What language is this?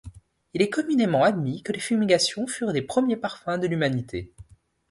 French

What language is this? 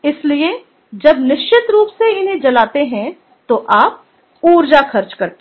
Hindi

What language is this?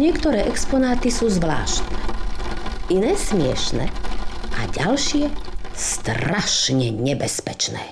Slovak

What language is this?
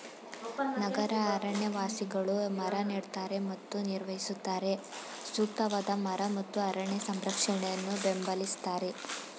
Kannada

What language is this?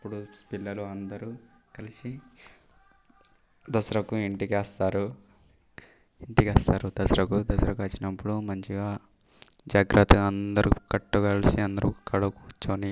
Telugu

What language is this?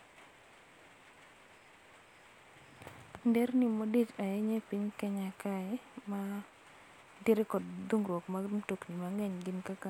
Luo (Kenya and Tanzania)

